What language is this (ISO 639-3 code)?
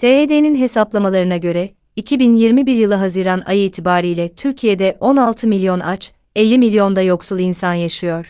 tur